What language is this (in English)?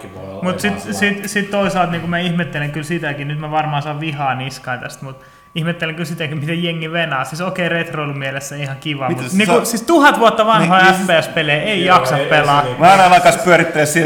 Finnish